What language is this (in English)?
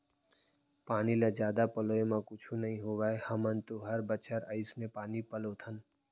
Chhattisgarhi